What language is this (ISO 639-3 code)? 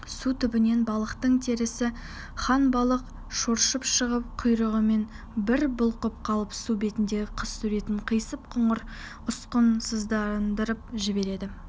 kaz